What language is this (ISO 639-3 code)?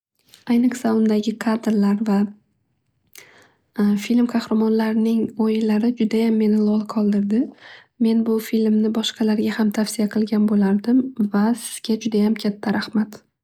uzb